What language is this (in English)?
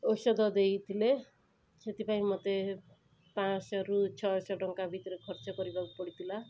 Odia